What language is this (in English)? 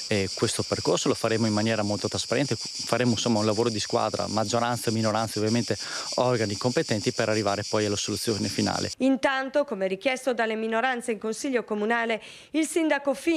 Italian